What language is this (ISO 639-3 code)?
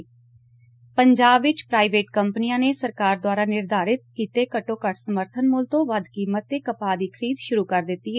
pan